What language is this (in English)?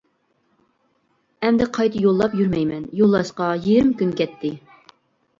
Uyghur